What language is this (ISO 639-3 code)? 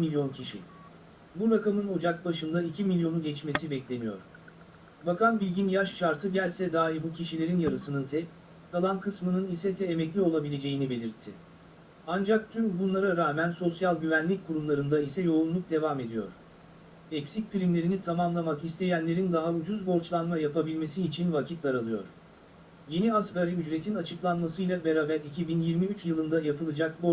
tur